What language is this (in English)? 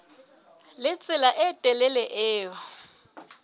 Southern Sotho